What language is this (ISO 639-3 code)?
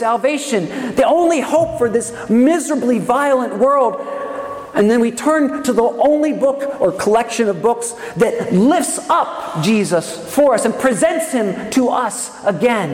eng